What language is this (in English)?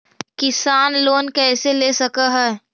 Magahi